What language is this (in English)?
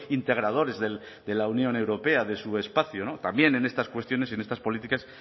Spanish